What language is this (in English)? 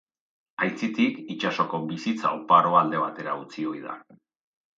Basque